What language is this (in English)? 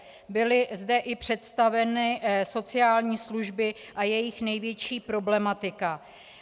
Czech